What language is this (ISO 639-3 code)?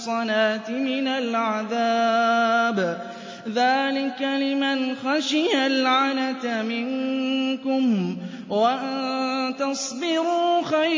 ara